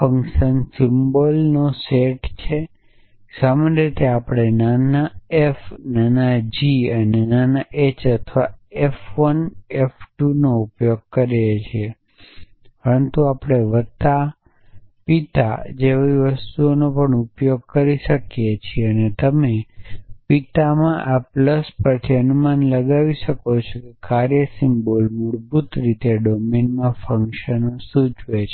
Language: Gujarati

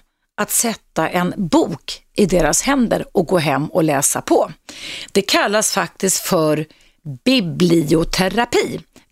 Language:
Swedish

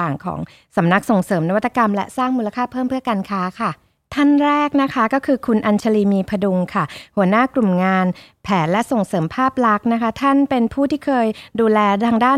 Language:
Thai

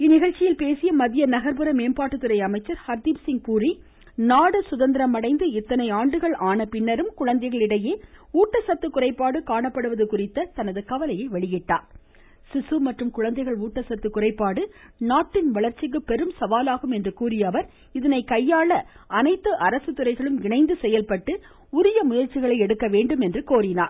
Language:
Tamil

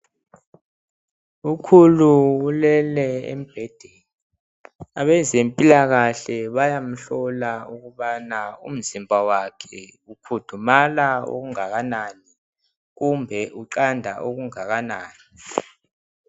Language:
North Ndebele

